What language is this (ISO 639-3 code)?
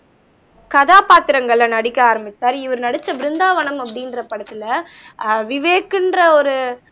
tam